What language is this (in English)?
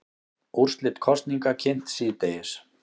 Icelandic